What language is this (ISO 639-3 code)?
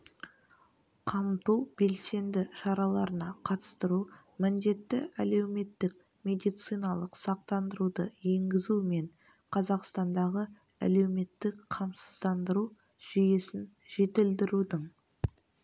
kaz